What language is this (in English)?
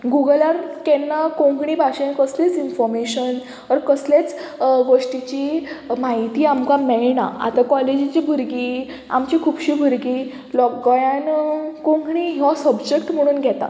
Konkani